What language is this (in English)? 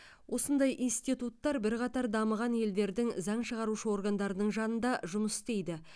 Kazakh